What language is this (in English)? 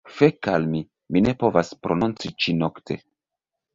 Esperanto